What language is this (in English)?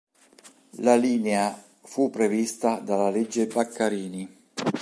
Italian